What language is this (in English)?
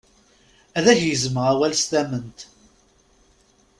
Kabyle